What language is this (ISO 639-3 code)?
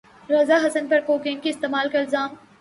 urd